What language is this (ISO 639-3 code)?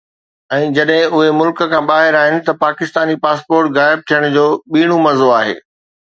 snd